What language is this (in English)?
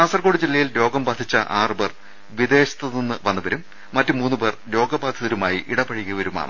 Malayalam